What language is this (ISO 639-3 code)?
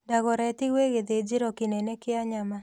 kik